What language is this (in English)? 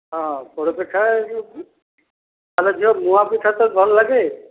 Odia